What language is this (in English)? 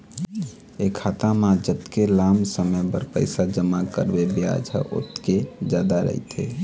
Chhattisgarhi